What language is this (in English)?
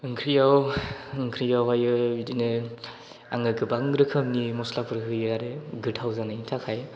Bodo